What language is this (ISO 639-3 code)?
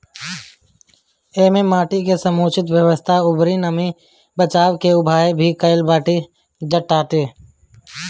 bho